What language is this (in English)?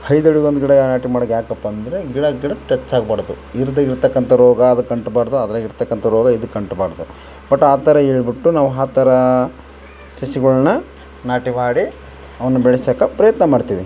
Kannada